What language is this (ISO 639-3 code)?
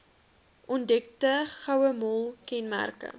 afr